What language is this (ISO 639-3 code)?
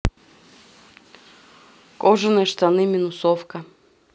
rus